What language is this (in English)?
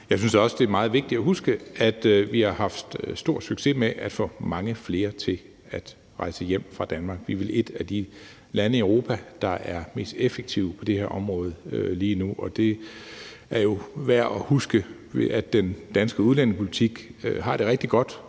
Danish